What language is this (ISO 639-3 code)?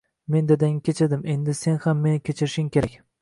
uzb